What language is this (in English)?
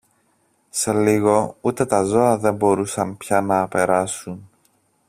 Greek